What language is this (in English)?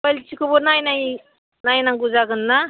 Bodo